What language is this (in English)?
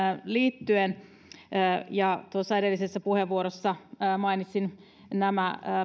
Finnish